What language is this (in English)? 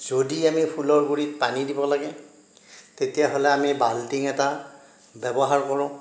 Assamese